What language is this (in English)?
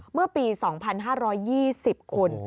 Thai